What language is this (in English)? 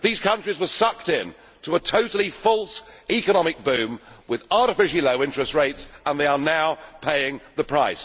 English